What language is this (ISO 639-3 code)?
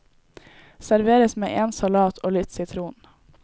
nor